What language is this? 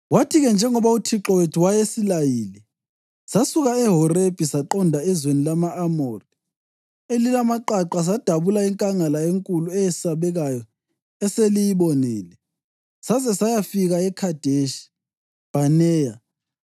North Ndebele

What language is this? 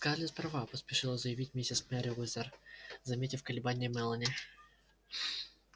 Russian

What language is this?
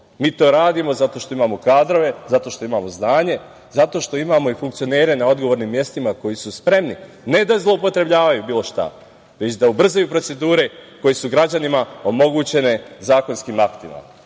Serbian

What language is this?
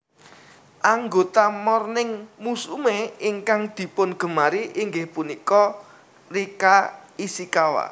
Javanese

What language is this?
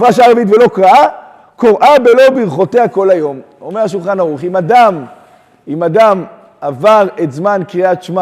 Hebrew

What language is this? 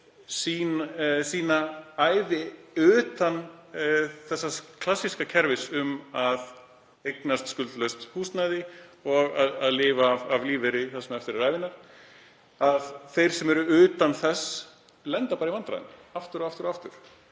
Icelandic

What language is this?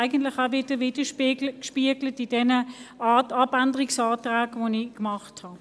Swiss German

